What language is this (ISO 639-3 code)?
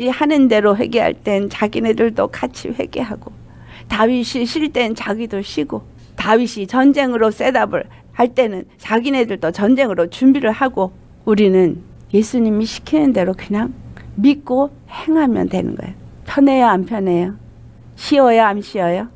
kor